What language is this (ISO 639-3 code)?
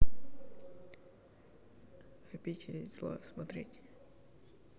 rus